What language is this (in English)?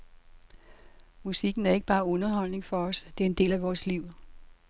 Danish